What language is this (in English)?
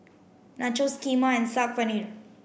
English